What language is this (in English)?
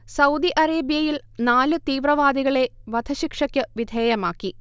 Malayalam